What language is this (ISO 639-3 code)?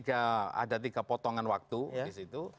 ind